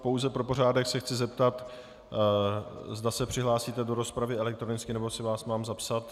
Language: Czech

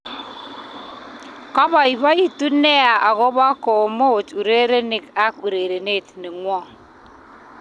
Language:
Kalenjin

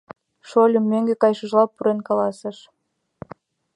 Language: Mari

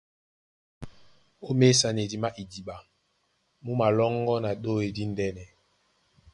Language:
Duala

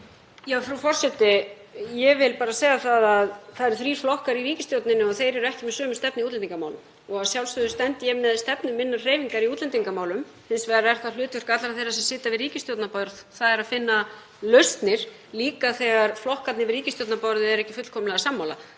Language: Icelandic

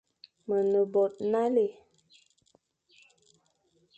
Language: Fang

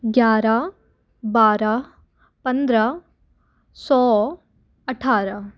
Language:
Hindi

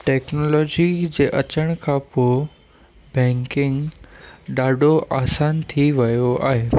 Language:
Sindhi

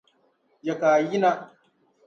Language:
Dagbani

